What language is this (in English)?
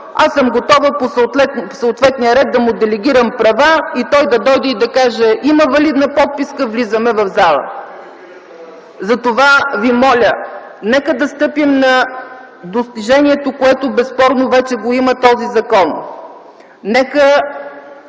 Bulgarian